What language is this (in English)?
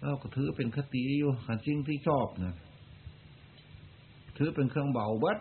Thai